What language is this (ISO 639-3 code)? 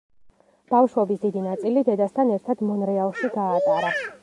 kat